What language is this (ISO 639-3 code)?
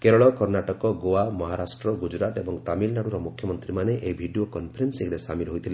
ori